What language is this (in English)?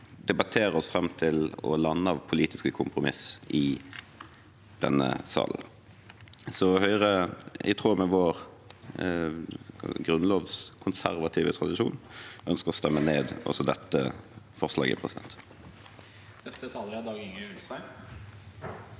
Norwegian